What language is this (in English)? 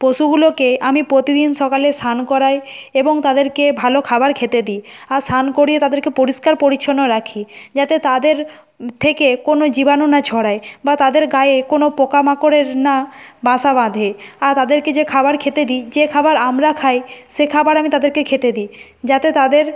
Bangla